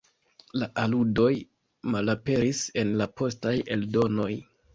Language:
Esperanto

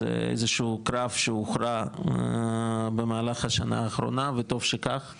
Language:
Hebrew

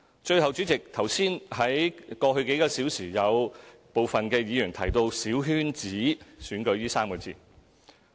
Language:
Cantonese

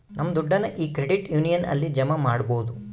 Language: Kannada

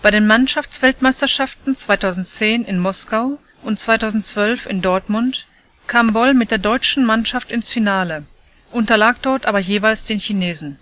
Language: German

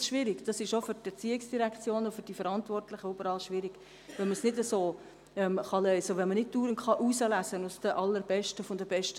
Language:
Swiss German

